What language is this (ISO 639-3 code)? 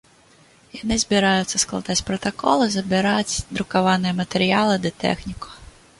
bel